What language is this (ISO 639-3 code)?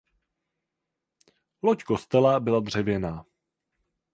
ces